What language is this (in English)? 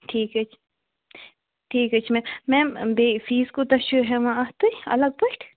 Kashmiri